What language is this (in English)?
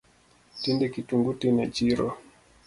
Luo (Kenya and Tanzania)